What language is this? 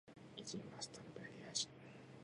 Japanese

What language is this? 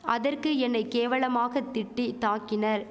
Tamil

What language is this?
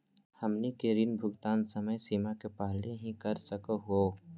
Magahi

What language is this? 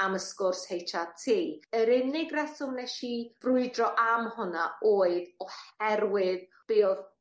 Welsh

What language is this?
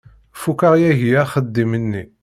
Kabyle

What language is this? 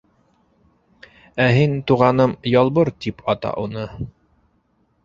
Bashkir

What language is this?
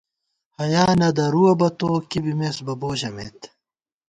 Gawar-Bati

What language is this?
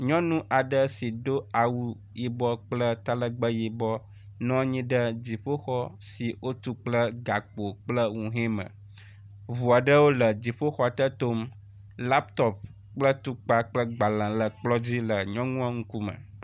Ewe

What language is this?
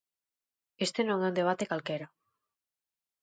Galician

